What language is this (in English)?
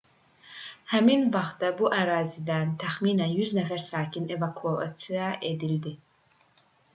Azerbaijani